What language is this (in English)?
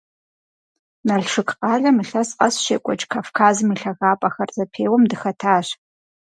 Kabardian